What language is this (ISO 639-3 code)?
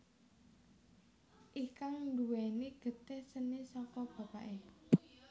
jav